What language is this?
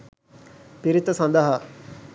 Sinhala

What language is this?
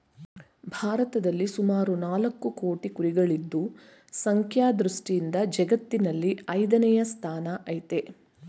Kannada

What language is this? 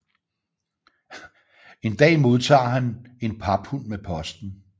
Danish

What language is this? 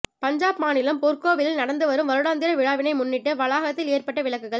Tamil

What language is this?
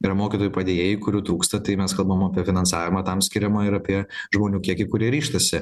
Lithuanian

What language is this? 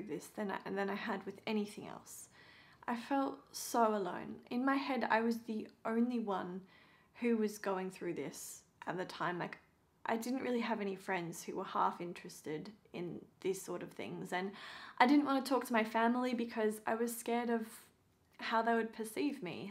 English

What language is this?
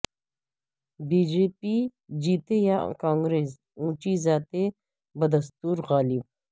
Urdu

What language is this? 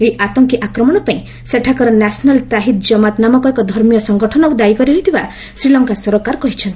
Odia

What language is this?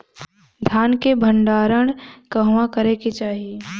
Bhojpuri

